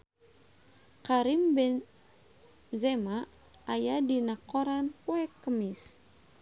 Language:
Sundanese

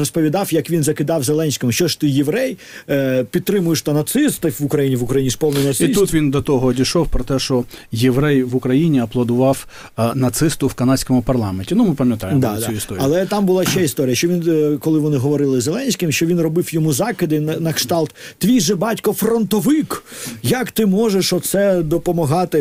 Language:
Ukrainian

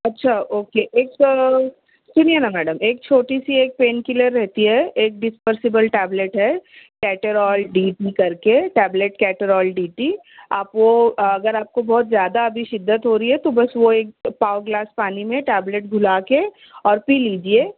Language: Urdu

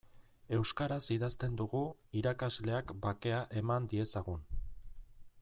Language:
Basque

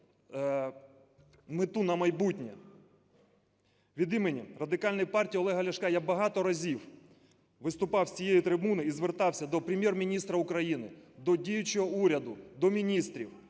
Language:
Ukrainian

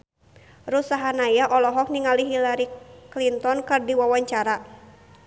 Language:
Sundanese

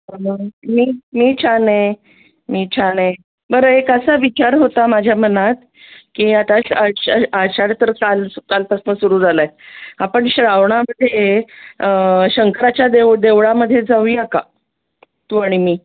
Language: Marathi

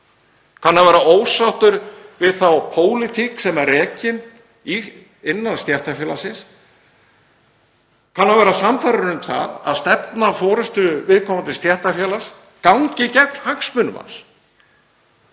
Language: Icelandic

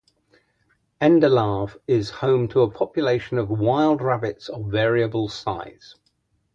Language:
English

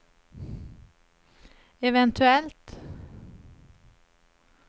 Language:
Swedish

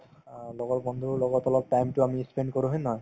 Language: Assamese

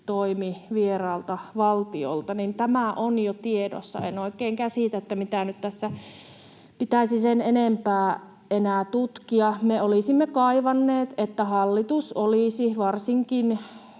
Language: Finnish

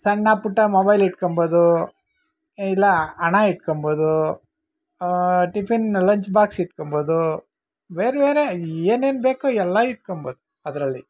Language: Kannada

